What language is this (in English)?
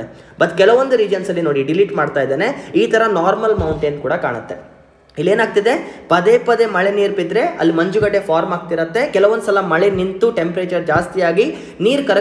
Kannada